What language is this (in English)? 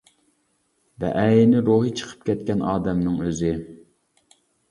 Uyghur